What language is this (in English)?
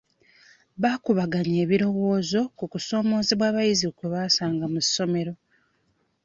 Ganda